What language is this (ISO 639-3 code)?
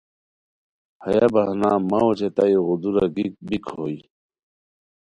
khw